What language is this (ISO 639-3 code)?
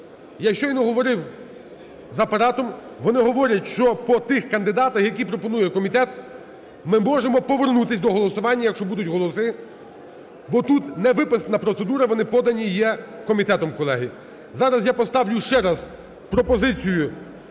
ukr